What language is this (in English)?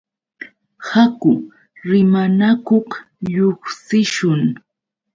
Yauyos Quechua